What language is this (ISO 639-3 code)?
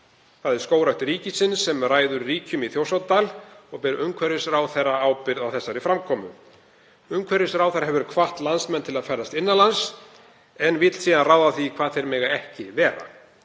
isl